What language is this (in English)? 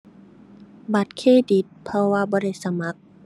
Thai